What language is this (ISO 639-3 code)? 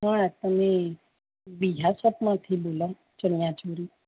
guj